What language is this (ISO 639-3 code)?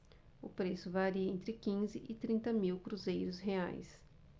por